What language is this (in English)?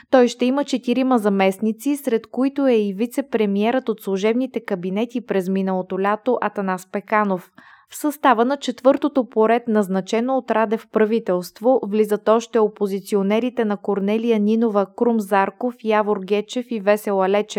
Bulgarian